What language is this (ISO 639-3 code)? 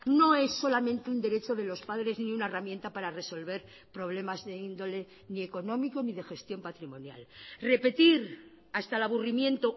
spa